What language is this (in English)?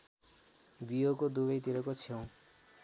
Nepali